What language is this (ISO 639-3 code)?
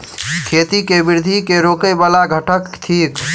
mai